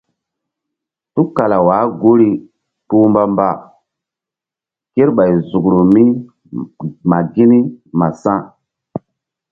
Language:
Mbum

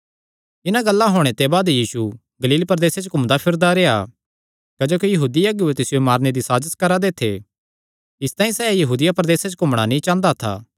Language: Kangri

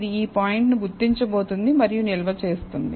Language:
Telugu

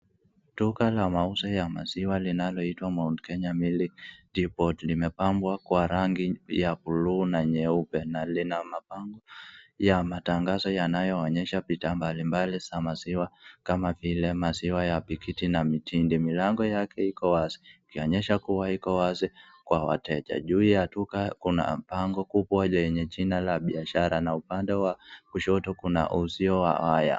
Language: Swahili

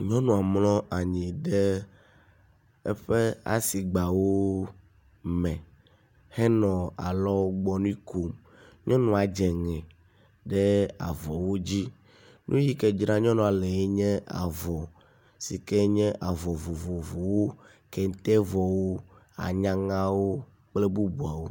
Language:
Ewe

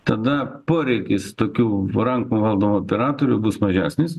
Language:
Lithuanian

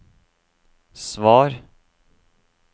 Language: Norwegian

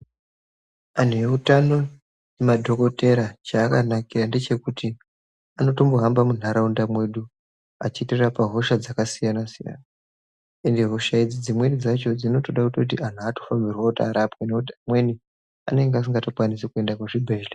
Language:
Ndau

